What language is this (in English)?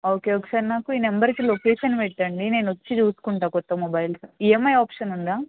Telugu